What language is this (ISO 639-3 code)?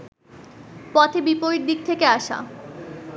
ben